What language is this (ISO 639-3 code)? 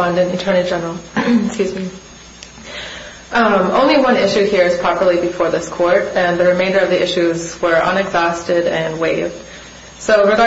eng